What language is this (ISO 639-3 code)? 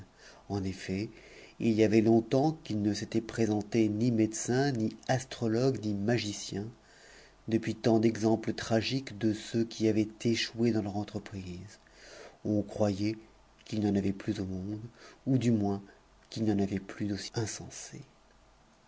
fra